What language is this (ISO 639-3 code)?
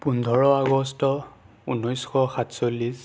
asm